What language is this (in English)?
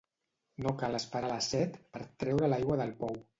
Catalan